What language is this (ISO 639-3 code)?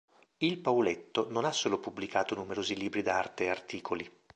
ita